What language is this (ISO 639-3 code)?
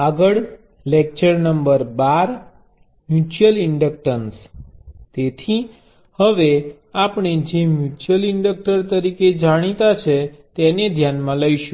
guj